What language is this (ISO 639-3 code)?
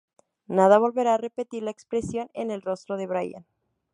spa